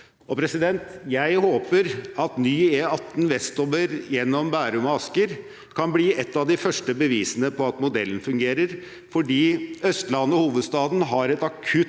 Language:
Norwegian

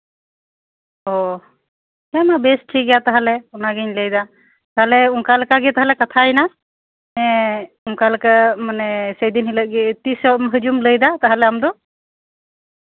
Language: Santali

